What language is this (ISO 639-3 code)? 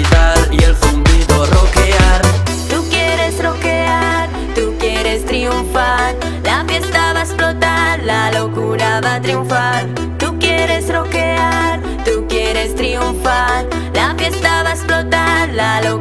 ron